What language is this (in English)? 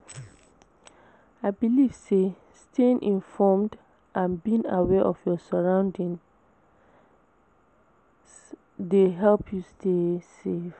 Nigerian Pidgin